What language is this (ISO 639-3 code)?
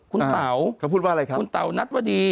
tha